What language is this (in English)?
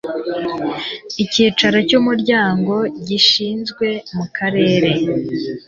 Kinyarwanda